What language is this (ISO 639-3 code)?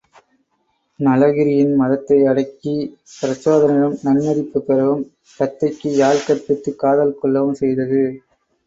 tam